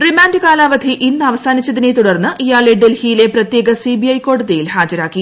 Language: Malayalam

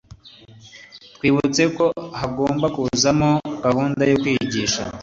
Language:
Kinyarwanda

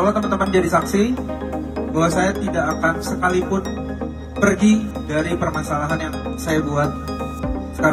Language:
Indonesian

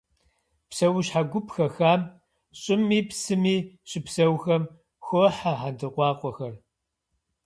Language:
Kabardian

